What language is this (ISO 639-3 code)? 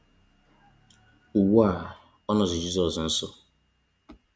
ibo